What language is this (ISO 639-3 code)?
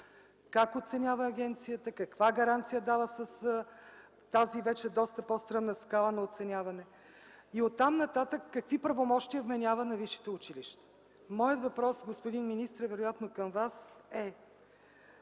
bul